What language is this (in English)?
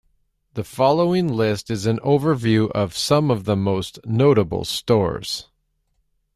English